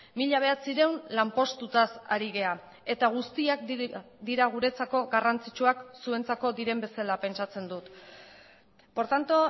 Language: Basque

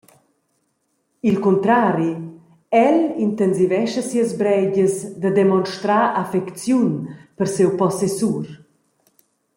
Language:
Romansh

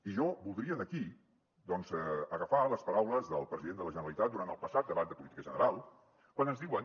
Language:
Catalan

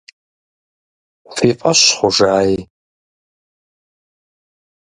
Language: Kabardian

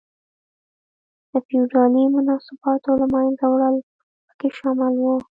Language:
Pashto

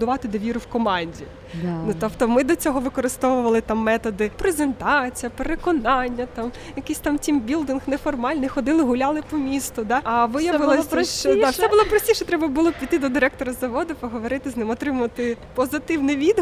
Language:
Ukrainian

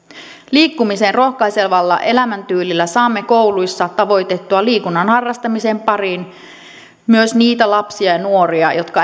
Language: Finnish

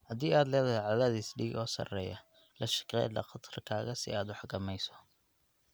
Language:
Somali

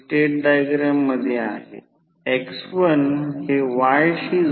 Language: Marathi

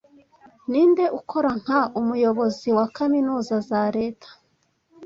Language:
Kinyarwanda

